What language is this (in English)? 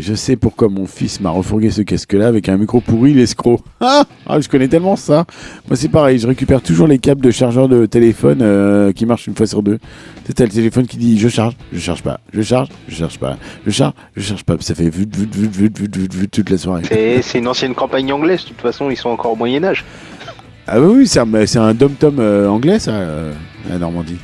French